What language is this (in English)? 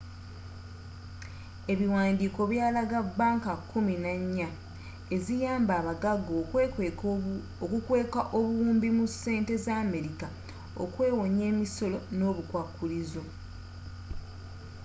Ganda